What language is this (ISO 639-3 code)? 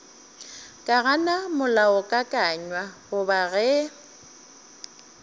nso